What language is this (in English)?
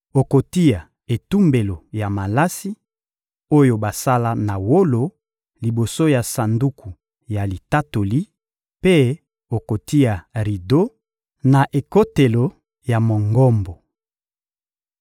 Lingala